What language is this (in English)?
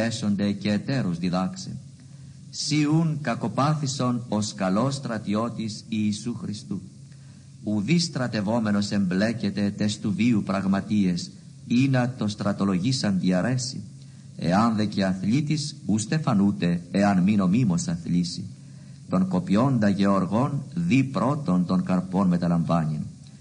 Greek